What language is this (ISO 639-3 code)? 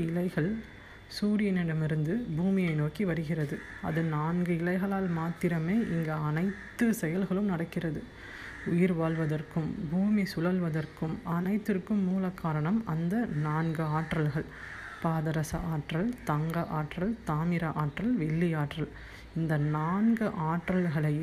tam